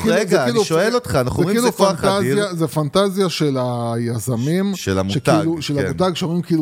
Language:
Hebrew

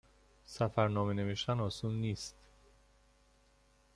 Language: Persian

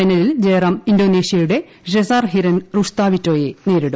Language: Malayalam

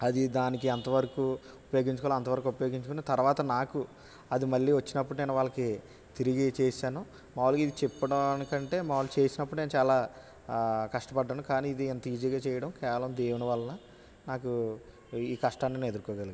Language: Telugu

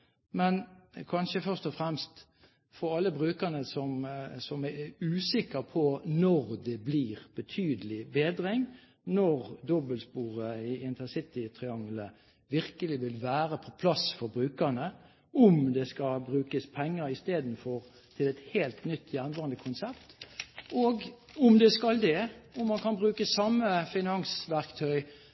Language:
Norwegian Bokmål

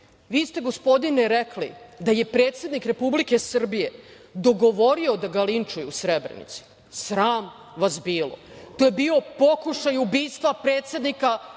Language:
Serbian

